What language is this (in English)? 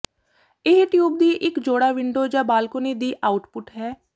Punjabi